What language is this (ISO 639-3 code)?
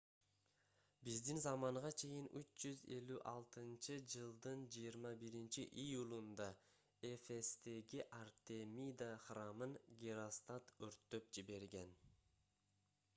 kir